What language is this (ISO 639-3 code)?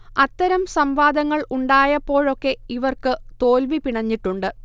mal